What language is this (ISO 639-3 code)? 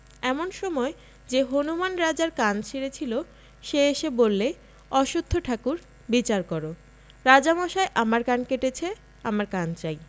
ben